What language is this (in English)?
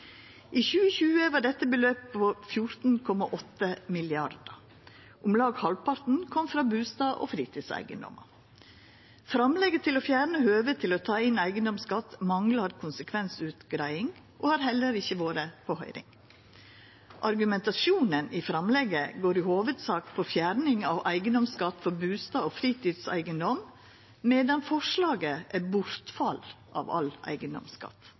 Norwegian Nynorsk